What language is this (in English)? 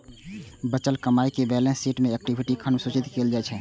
Maithili